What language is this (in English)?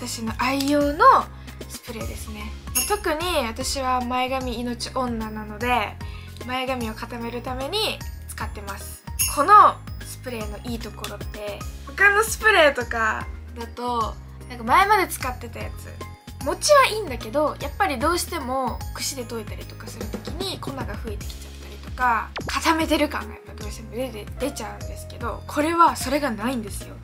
Japanese